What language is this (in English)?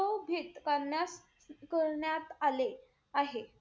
Marathi